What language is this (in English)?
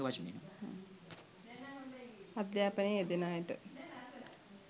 Sinhala